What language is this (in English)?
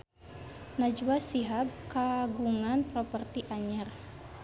Sundanese